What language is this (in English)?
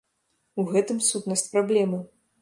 Belarusian